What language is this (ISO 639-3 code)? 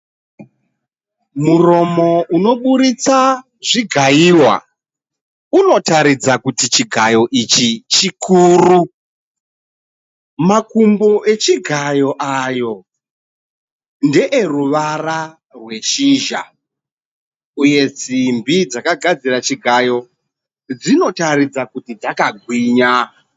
sna